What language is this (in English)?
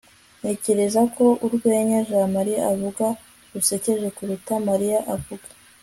Kinyarwanda